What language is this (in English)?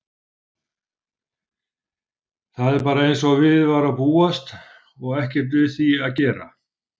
Icelandic